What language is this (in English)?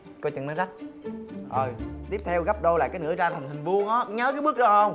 Vietnamese